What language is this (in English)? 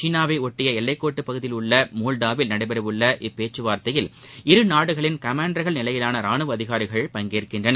Tamil